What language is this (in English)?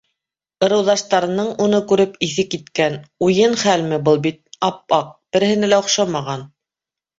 Bashkir